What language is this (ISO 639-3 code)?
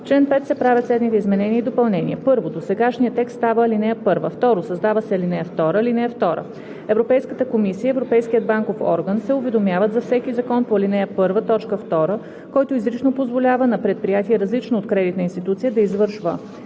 bul